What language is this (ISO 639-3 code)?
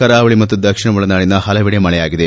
kan